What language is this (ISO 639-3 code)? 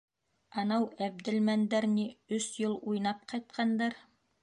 bak